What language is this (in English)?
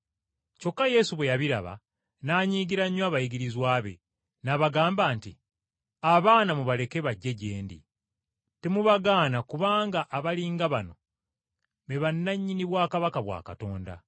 Ganda